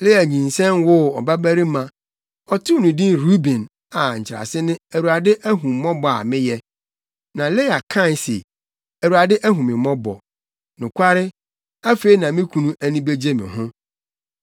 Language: Akan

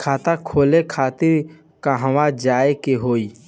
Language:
Bhojpuri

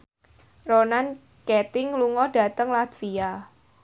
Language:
Javanese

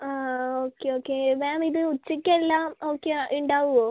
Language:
Malayalam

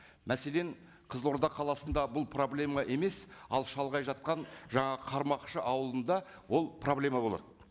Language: Kazakh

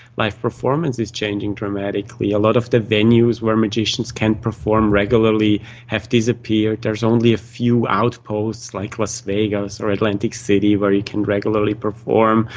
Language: English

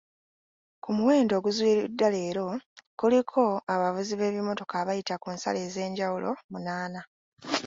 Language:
Ganda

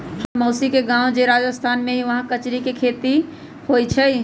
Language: Magahi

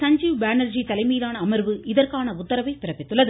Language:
Tamil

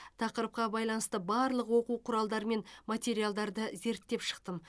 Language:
Kazakh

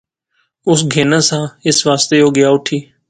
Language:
Pahari-Potwari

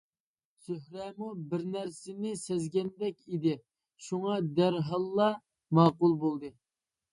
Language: Uyghur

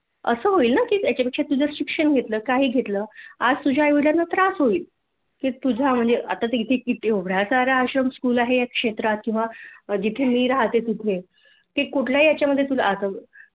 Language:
Marathi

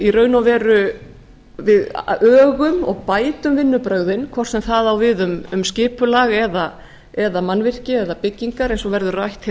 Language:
Icelandic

